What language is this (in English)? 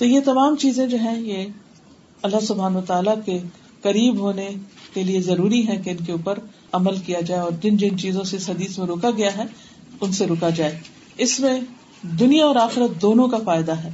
Urdu